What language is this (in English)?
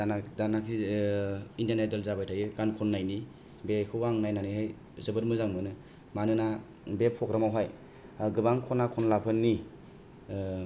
Bodo